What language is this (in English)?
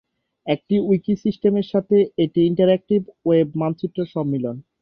Bangla